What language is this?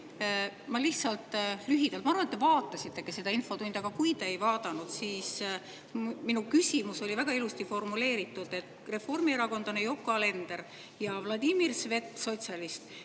Estonian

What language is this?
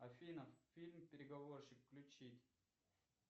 Russian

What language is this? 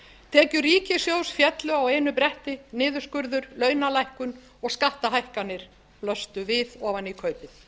Icelandic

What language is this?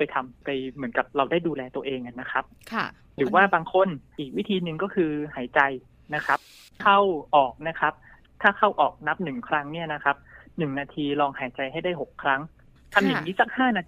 Thai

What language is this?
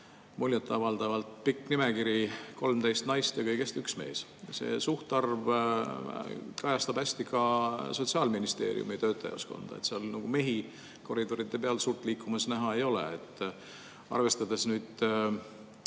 Estonian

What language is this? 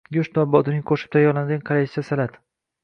Uzbek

